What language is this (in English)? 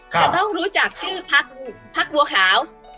Thai